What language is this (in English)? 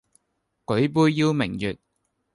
Cantonese